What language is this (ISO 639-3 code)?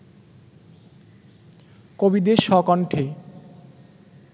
ben